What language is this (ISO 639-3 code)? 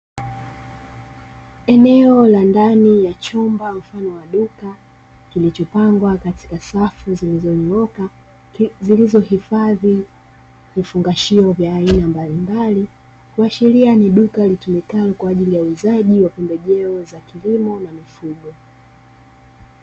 swa